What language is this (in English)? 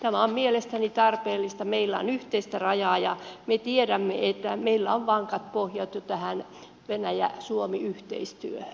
Finnish